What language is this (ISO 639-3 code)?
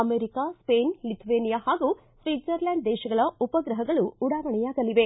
kan